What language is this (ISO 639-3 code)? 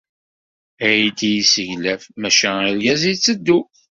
kab